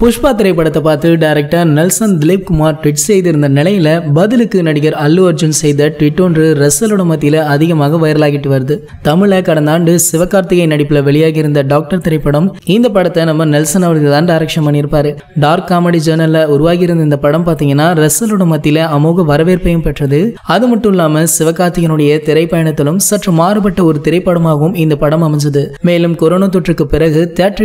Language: Romanian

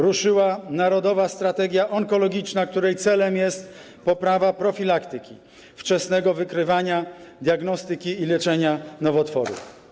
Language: Polish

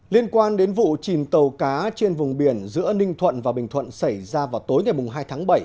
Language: Vietnamese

